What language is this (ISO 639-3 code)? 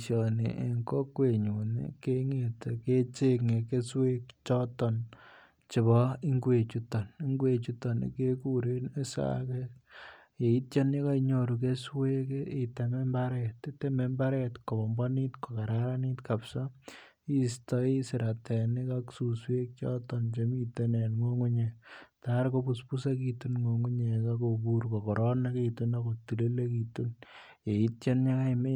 kln